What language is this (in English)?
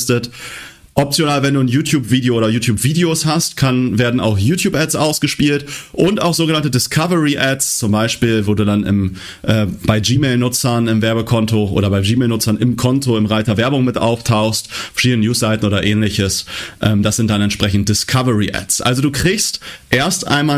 German